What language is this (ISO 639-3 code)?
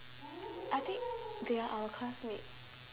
eng